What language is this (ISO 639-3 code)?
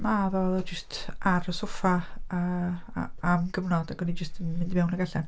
cym